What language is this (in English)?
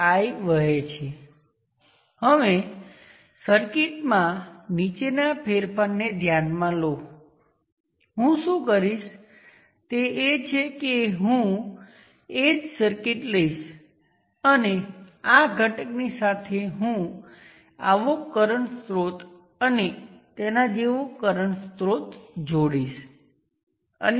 Gujarati